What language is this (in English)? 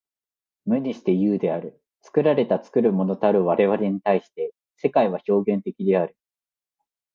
Japanese